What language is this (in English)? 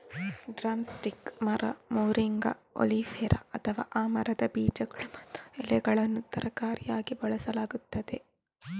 Kannada